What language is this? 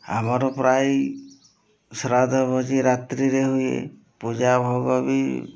Odia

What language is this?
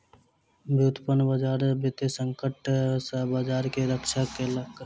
Maithili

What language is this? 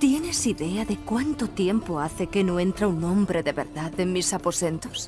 Spanish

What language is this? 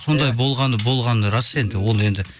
Kazakh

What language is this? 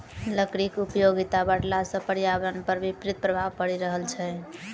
Maithili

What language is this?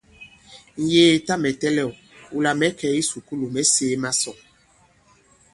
Bankon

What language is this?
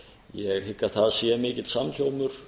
Icelandic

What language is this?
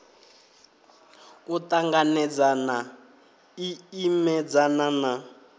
Venda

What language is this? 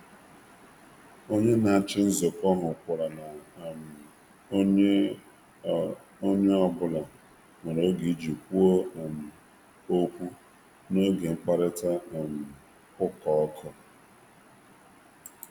Igbo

